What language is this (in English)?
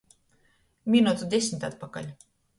Latgalian